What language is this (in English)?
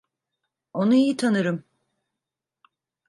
Turkish